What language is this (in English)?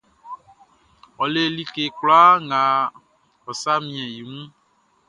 Baoulé